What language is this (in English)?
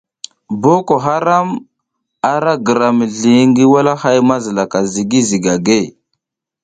South Giziga